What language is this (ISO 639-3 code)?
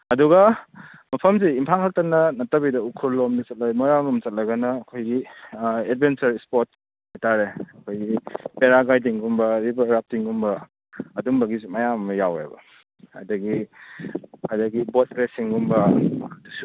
mni